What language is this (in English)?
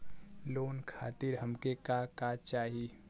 Bhojpuri